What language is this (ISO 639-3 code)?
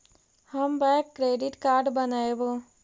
mag